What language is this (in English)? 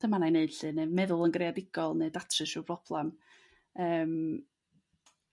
Welsh